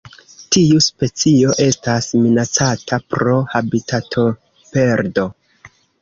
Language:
Esperanto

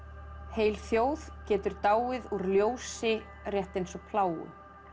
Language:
Icelandic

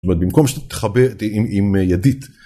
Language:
Hebrew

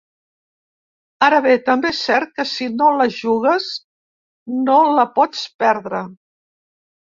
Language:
Catalan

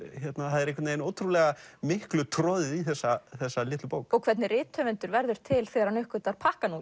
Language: Icelandic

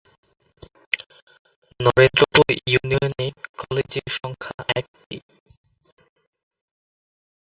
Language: Bangla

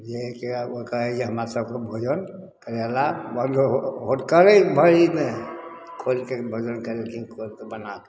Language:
Maithili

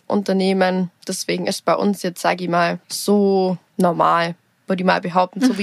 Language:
German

